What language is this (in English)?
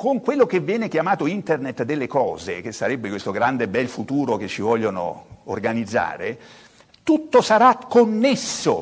Italian